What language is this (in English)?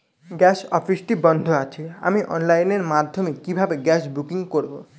Bangla